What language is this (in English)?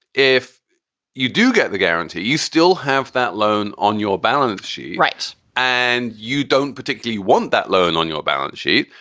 English